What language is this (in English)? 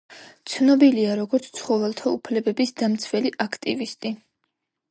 Georgian